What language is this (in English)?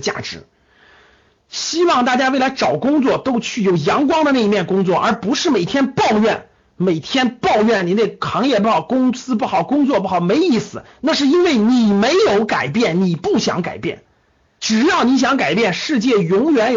Chinese